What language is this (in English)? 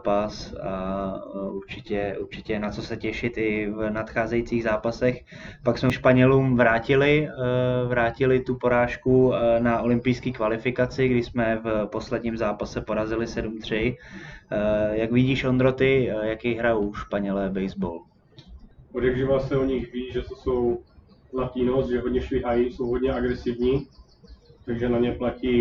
Czech